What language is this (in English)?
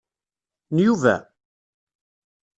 Kabyle